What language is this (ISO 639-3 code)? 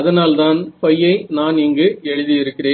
tam